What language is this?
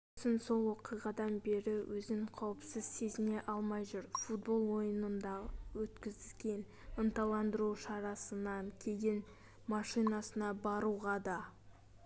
Kazakh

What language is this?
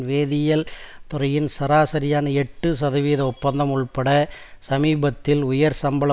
Tamil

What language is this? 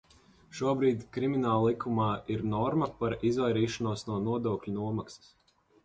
Latvian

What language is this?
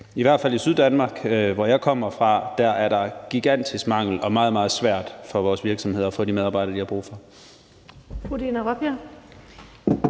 Danish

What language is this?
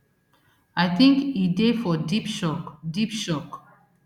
Nigerian Pidgin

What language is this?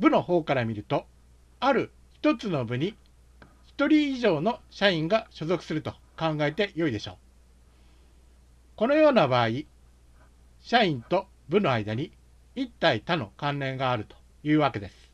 Japanese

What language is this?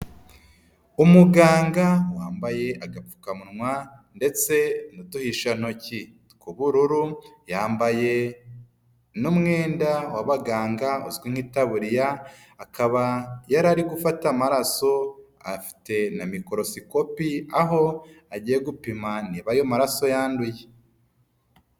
Kinyarwanda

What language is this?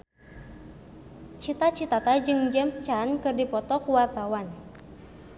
Sundanese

